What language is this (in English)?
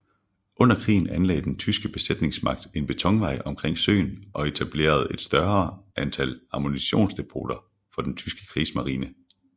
Danish